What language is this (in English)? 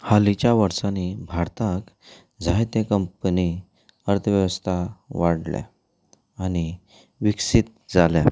Konkani